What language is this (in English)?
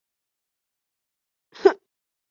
Chinese